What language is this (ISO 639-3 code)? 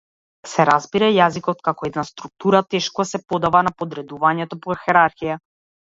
mkd